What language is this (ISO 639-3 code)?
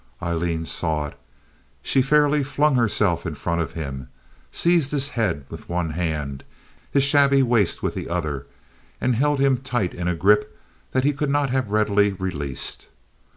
eng